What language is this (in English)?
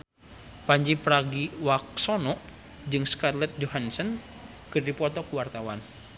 Sundanese